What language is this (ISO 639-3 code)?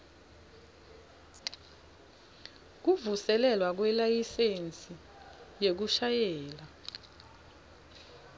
ssw